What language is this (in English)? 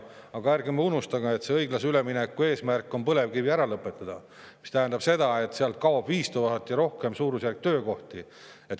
Estonian